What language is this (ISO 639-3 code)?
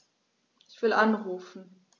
deu